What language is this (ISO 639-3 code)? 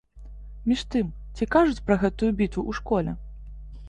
bel